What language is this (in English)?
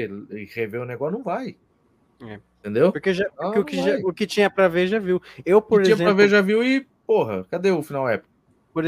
Portuguese